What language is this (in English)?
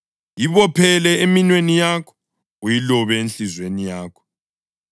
North Ndebele